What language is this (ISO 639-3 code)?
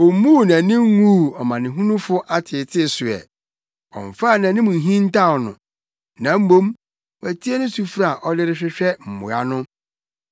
aka